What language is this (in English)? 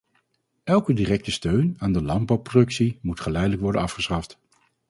Dutch